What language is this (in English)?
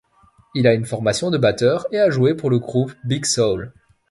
French